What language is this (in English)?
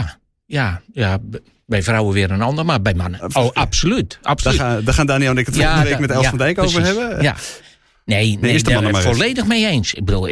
Dutch